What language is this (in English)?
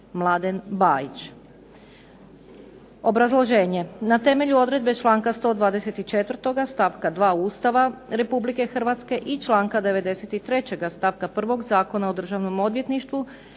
Croatian